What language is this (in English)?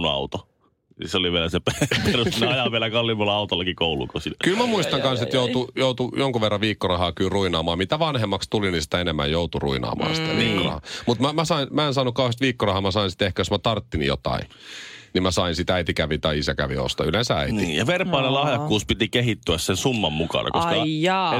Finnish